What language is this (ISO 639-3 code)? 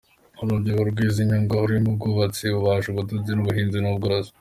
kin